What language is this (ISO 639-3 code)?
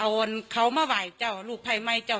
tha